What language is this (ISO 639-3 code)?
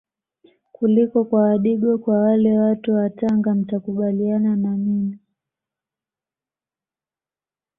swa